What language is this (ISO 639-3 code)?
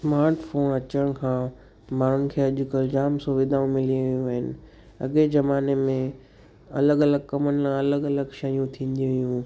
snd